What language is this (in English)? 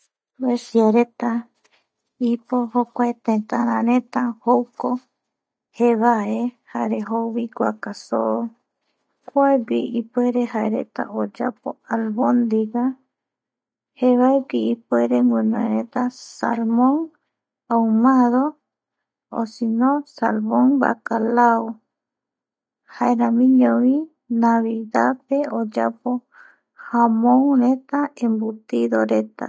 Eastern Bolivian Guaraní